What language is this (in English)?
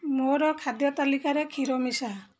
Odia